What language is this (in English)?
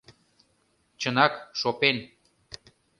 Mari